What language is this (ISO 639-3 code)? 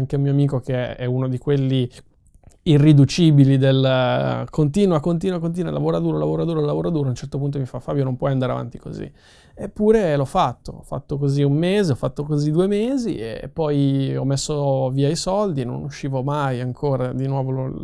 ita